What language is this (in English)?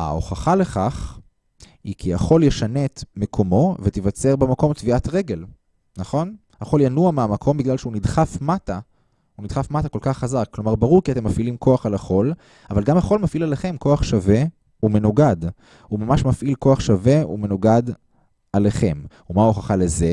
Hebrew